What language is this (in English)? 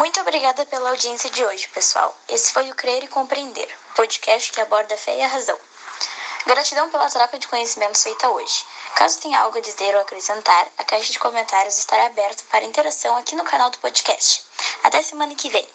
Portuguese